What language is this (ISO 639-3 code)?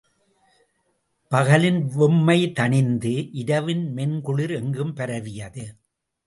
tam